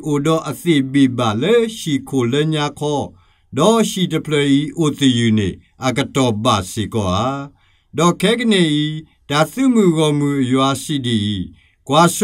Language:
Thai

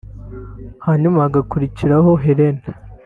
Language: Kinyarwanda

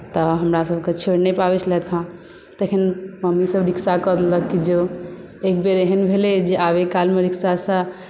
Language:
Maithili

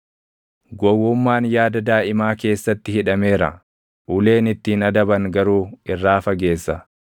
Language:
Oromo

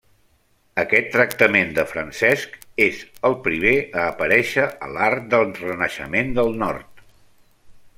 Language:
Catalan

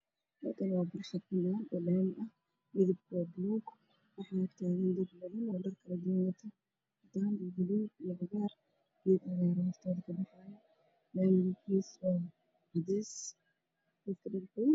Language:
Somali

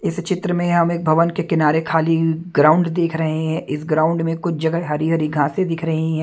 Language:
Hindi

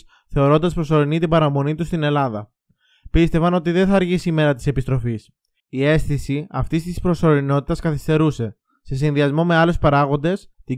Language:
Greek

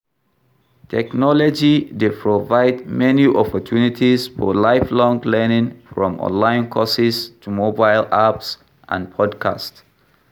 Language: Nigerian Pidgin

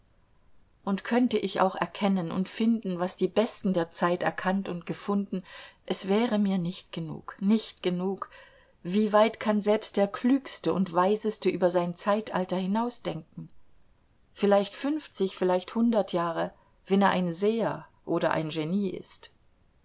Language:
German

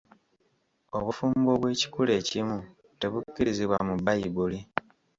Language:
Ganda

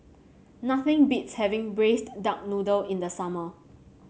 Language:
English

